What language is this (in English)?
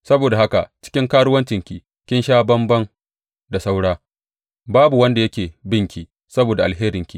Hausa